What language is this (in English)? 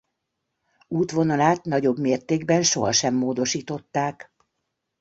Hungarian